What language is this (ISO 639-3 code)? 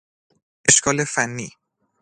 fas